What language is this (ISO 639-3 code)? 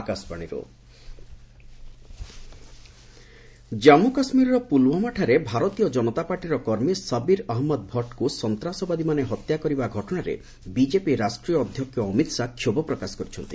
ori